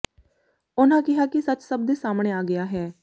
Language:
Punjabi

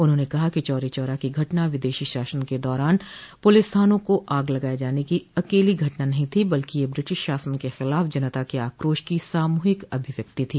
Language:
Hindi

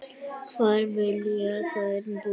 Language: Icelandic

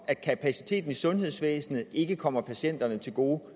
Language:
Danish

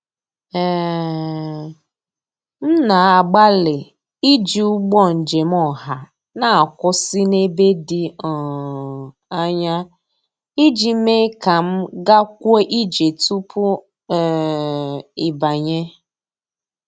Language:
Igbo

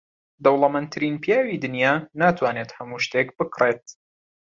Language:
Central Kurdish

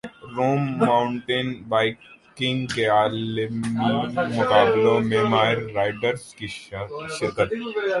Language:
Urdu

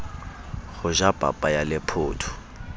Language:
Southern Sotho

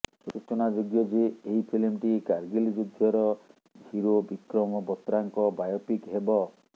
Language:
Odia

